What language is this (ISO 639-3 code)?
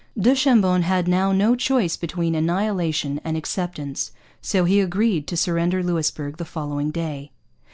eng